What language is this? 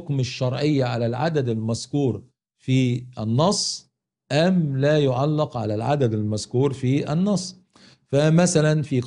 Arabic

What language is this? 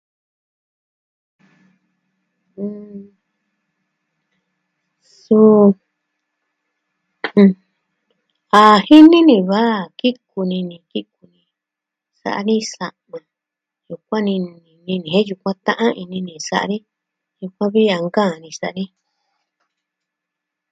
Southwestern Tlaxiaco Mixtec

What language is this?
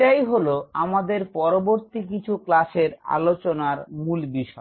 Bangla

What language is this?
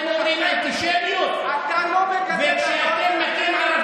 Hebrew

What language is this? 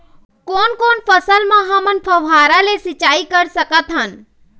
Chhattisgarhi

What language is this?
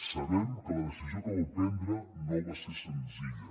Catalan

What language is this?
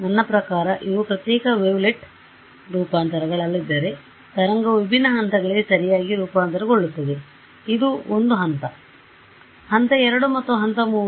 Kannada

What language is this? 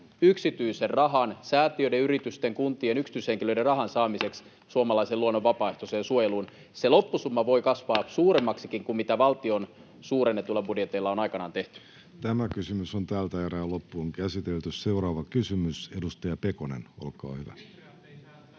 Finnish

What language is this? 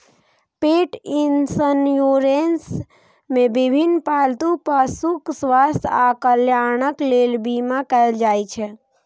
Maithili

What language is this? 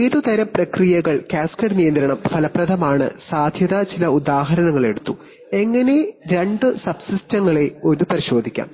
Malayalam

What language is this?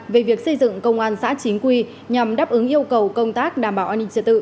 Vietnamese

